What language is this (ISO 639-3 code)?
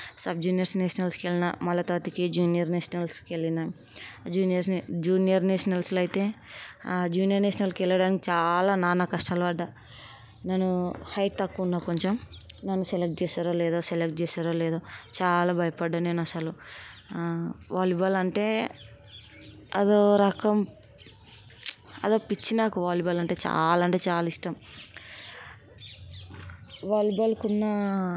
tel